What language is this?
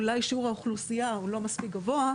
Hebrew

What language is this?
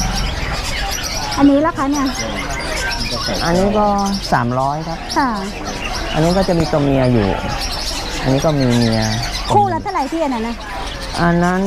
Thai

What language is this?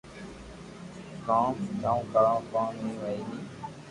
Loarki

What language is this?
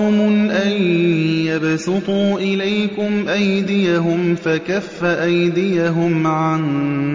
Arabic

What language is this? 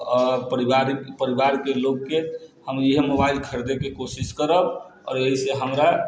Maithili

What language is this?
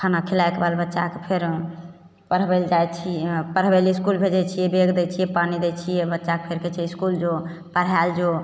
Maithili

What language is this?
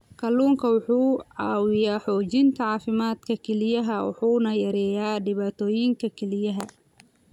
Somali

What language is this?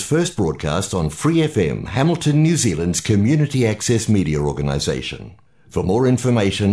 Filipino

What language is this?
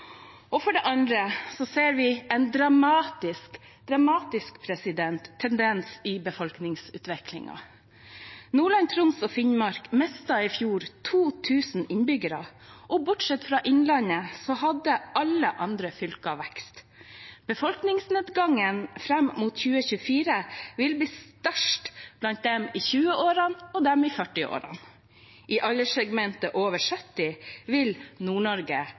Norwegian Bokmål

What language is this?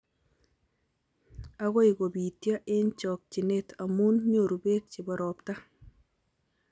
Kalenjin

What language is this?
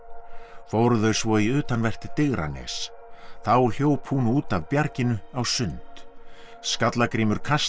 Icelandic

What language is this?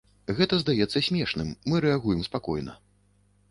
Belarusian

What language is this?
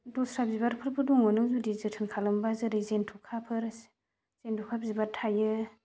Bodo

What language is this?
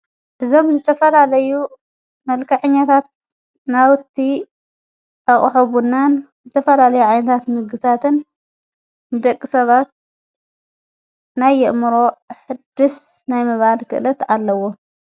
Tigrinya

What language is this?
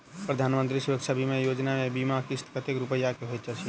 Maithili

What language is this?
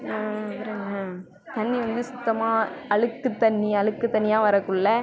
Tamil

